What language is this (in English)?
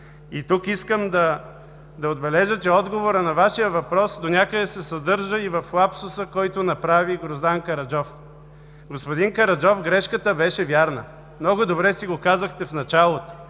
Bulgarian